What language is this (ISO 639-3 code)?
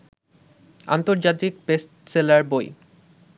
ben